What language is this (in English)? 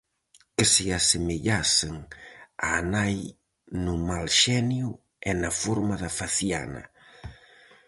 Galician